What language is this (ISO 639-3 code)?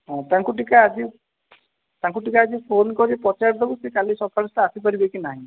ori